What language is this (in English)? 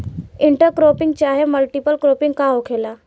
Bhojpuri